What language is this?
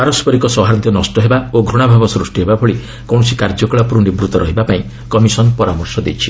Odia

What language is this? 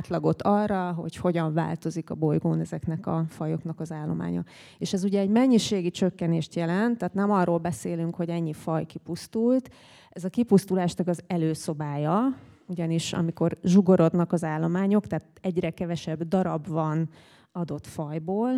Hungarian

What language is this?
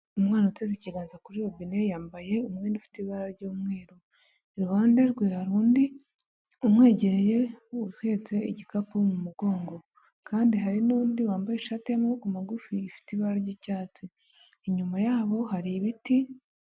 Kinyarwanda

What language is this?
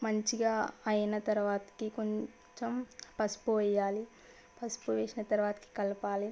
Telugu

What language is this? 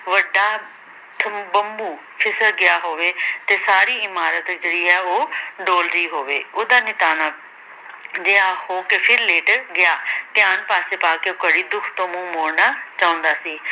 Punjabi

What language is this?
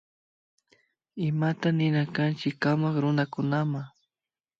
Imbabura Highland Quichua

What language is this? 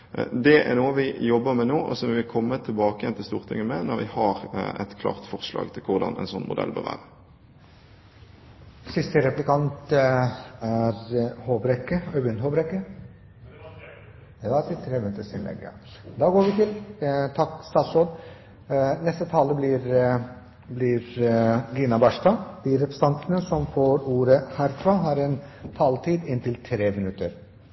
Norwegian Bokmål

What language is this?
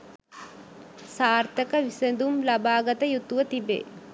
Sinhala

